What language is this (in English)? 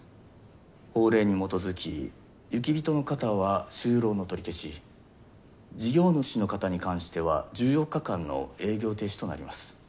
Japanese